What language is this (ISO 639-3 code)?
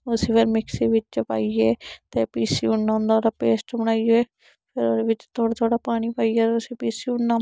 doi